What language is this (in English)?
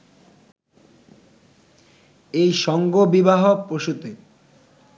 Bangla